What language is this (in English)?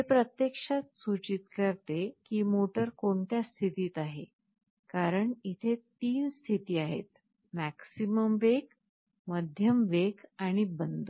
Marathi